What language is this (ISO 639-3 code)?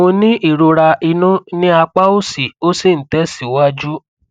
yor